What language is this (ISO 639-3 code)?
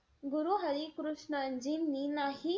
mar